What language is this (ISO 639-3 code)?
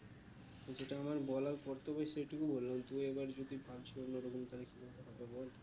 ben